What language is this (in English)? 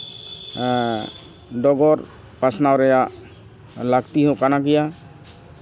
Santali